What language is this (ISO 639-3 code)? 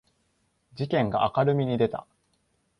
jpn